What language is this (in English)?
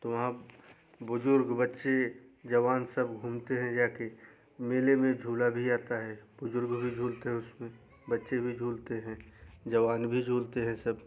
Hindi